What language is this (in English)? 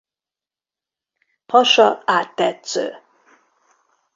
Hungarian